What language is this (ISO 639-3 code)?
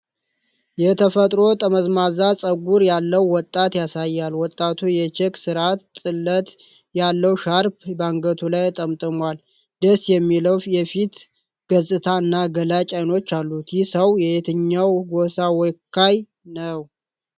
amh